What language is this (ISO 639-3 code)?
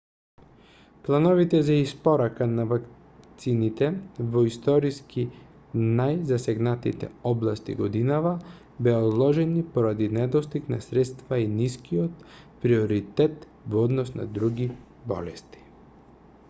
mkd